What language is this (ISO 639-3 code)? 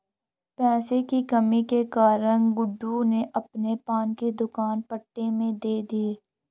hin